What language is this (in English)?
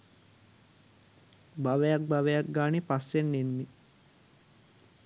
Sinhala